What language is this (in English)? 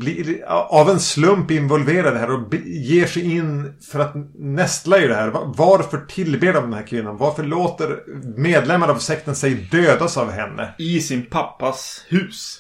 Swedish